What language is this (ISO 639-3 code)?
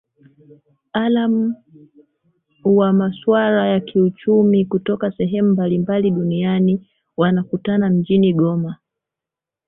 swa